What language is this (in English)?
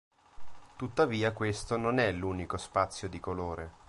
Italian